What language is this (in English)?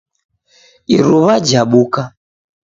Taita